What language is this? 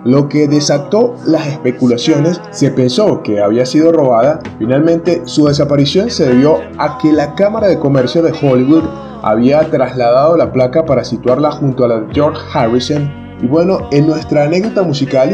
Spanish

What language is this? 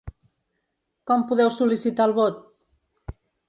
Catalan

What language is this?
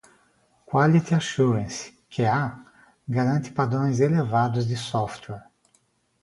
Portuguese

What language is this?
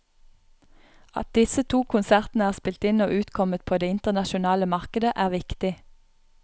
Norwegian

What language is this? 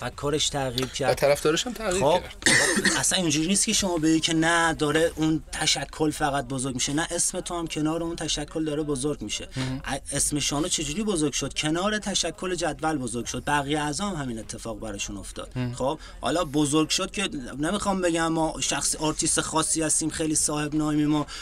Persian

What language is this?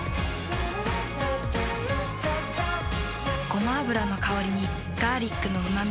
Japanese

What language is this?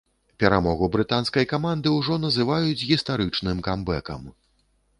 Belarusian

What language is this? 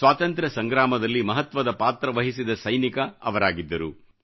Kannada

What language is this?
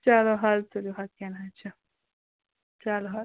Kashmiri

